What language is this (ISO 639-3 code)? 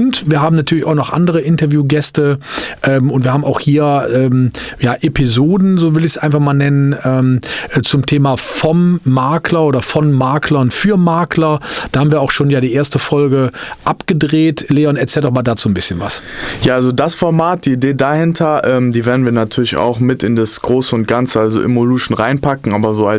deu